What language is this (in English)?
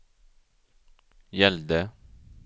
Swedish